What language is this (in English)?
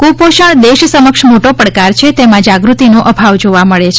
Gujarati